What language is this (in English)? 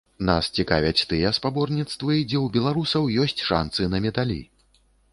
Belarusian